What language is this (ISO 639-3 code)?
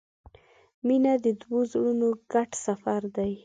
pus